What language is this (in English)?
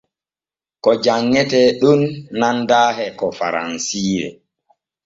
Borgu Fulfulde